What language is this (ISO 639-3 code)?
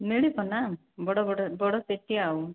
ori